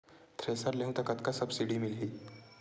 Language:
Chhattisgarhi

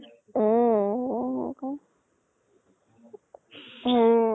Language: Assamese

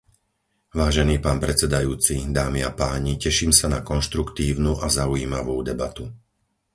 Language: Slovak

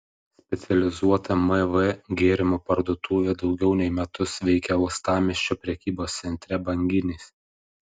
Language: Lithuanian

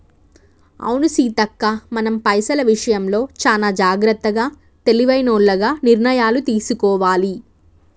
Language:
Telugu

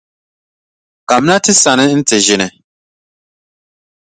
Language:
Dagbani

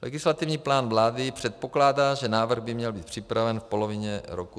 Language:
Czech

